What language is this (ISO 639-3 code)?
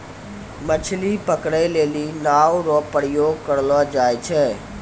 mai